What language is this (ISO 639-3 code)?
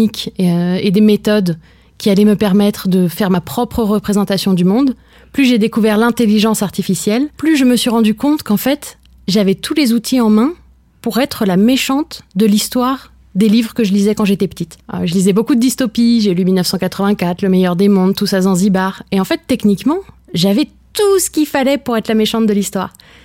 fra